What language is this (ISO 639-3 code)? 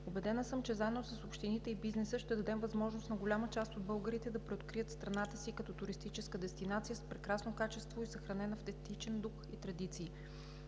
bul